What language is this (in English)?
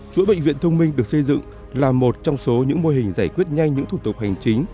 Vietnamese